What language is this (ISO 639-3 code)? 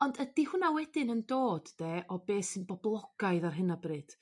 cym